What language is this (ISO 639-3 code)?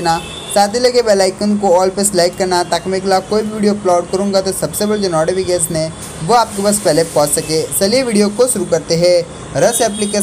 hin